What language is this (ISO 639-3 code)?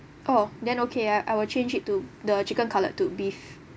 eng